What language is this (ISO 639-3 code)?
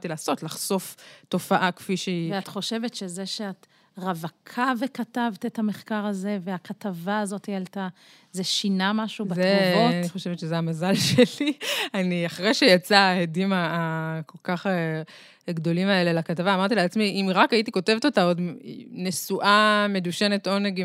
heb